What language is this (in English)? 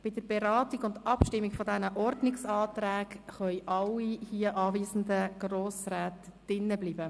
Swiss German